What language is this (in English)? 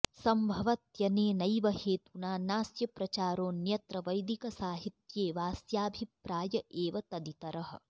Sanskrit